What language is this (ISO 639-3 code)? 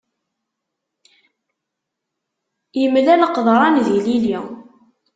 kab